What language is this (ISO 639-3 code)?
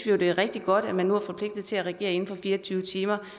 dan